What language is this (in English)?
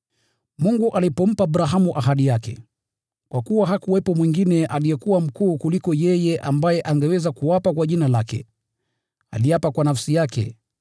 Swahili